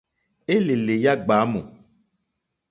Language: Mokpwe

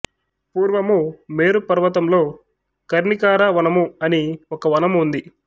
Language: Telugu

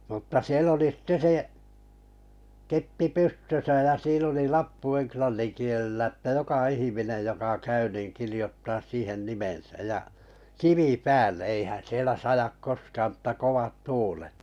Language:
Finnish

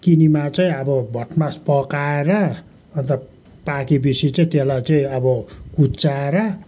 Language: Nepali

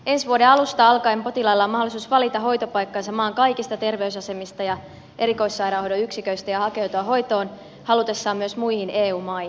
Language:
Finnish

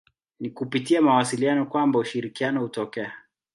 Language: Swahili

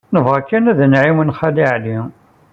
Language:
Kabyle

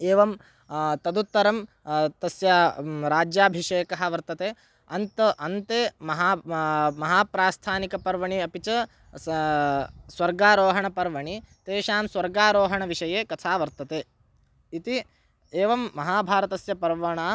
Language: Sanskrit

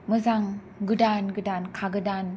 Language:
Bodo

